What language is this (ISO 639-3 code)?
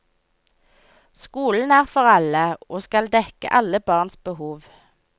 nor